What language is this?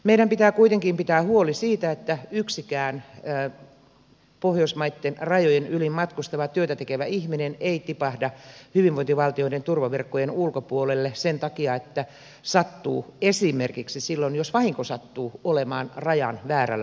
Finnish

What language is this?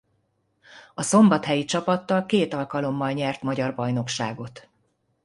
Hungarian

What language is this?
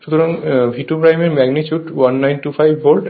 Bangla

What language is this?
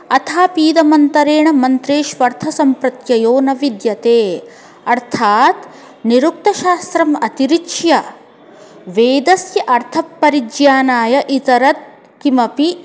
Sanskrit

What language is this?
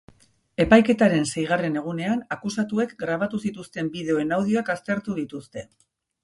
Basque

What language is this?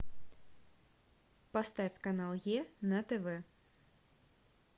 Russian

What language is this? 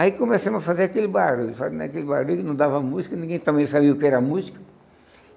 Portuguese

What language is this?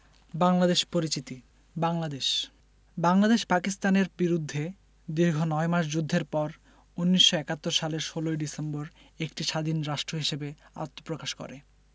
Bangla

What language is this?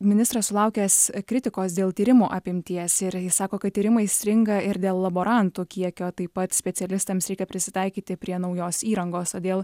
Lithuanian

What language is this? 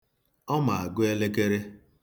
Igbo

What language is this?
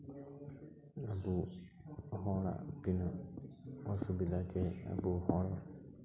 Santali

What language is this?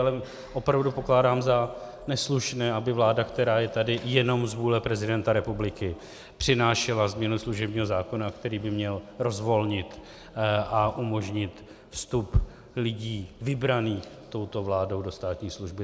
Czech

